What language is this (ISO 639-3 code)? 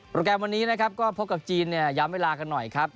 tha